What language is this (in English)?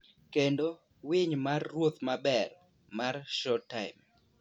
Luo (Kenya and Tanzania)